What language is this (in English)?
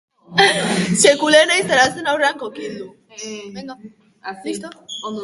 Basque